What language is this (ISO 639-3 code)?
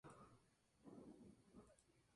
spa